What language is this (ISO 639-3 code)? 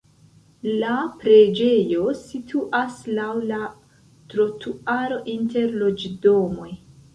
epo